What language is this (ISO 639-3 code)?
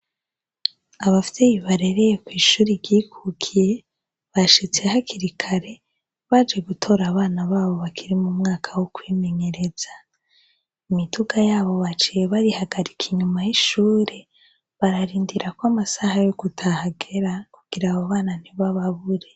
run